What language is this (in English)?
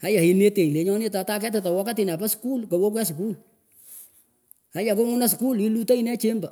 Pökoot